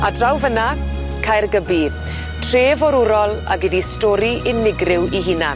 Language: Welsh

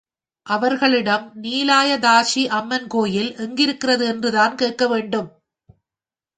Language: Tamil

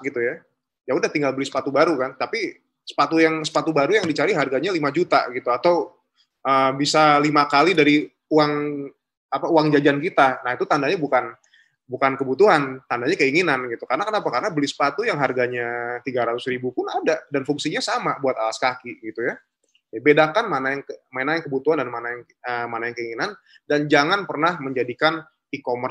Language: Indonesian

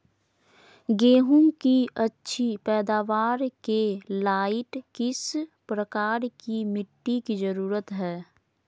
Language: Magahi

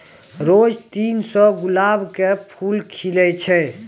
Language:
Maithili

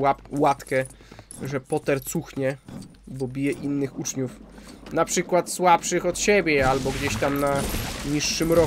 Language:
Polish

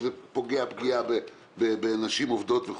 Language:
Hebrew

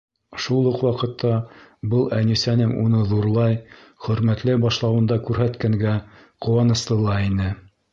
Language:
Bashkir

